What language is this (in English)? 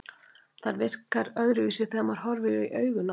Icelandic